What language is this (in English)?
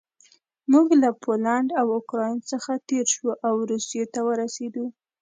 Pashto